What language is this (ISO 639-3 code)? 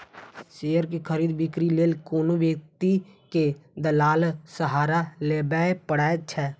mai